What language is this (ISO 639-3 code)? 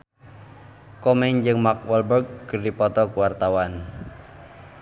sun